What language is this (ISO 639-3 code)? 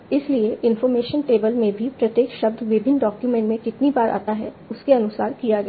hin